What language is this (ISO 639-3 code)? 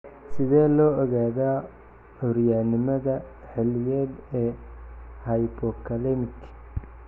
som